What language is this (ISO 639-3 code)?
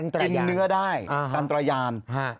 tha